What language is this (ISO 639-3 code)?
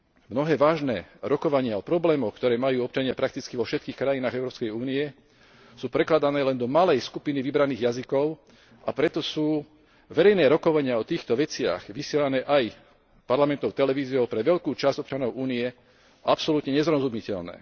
slk